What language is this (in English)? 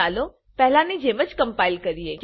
Gujarati